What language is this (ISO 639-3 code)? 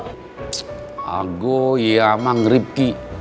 ind